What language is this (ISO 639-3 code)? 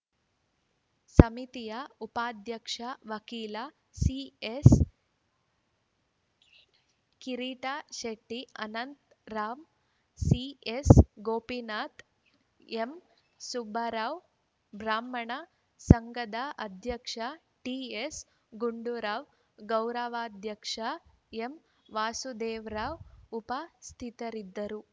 kan